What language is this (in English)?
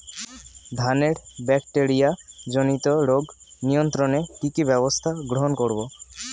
Bangla